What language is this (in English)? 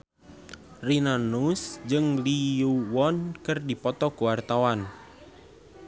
Sundanese